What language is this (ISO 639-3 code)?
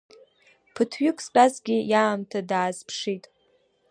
abk